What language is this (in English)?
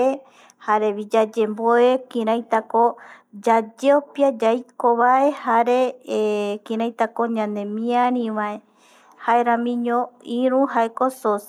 Eastern Bolivian Guaraní